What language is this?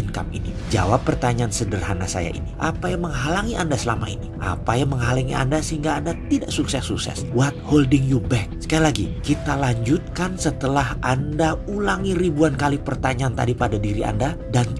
Indonesian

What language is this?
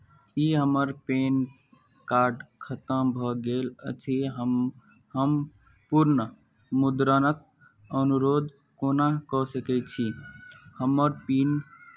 Maithili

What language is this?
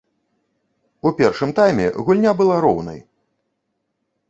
Belarusian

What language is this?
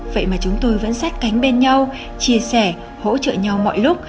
Vietnamese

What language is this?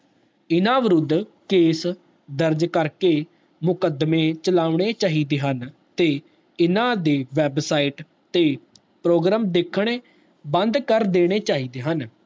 Punjabi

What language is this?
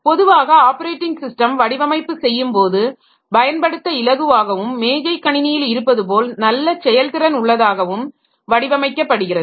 Tamil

